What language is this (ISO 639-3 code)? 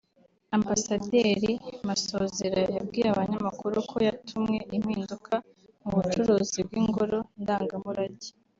kin